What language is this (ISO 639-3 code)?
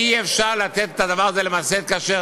heb